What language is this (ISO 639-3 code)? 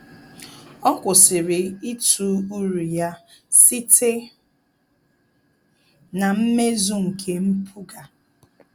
ibo